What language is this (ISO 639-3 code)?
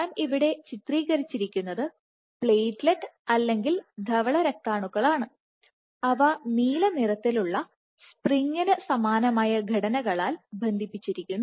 mal